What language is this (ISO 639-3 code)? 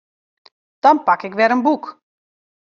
fry